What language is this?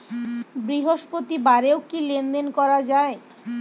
Bangla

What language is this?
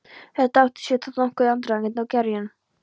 Icelandic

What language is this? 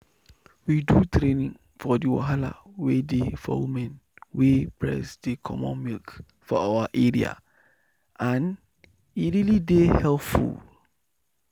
Nigerian Pidgin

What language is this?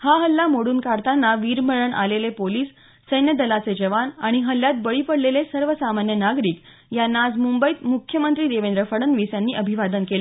Marathi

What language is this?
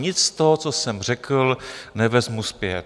Czech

